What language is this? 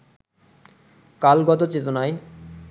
Bangla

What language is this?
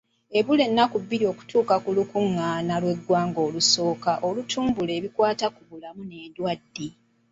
Ganda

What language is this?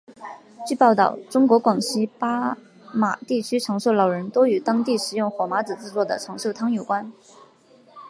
Chinese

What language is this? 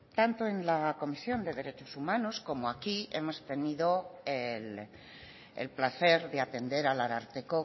Spanish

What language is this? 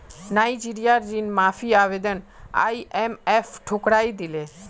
Magahi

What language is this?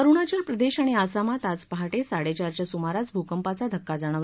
Marathi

